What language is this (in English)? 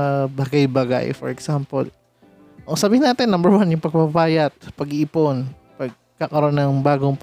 Filipino